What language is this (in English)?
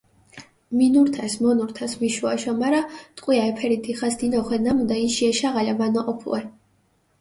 Mingrelian